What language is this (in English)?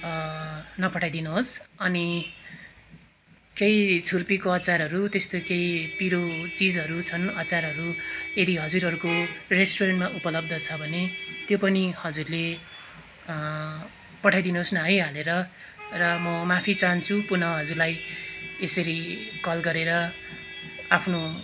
Nepali